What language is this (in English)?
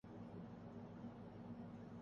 Urdu